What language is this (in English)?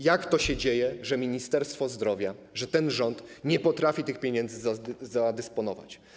Polish